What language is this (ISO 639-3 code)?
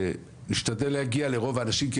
heb